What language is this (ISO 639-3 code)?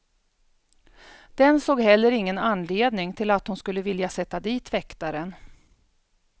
swe